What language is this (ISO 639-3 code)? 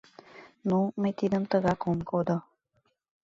chm